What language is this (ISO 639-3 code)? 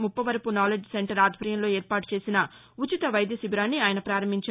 tel